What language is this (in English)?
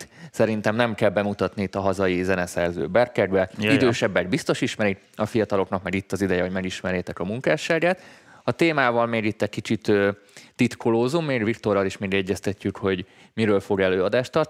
Hungarian